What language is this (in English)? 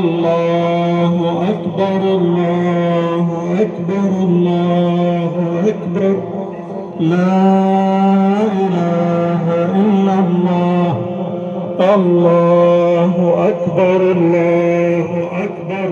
Arabic